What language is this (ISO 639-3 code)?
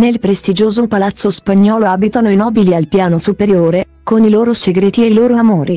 ita